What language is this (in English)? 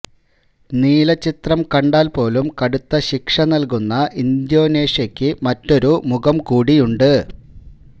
Malayalam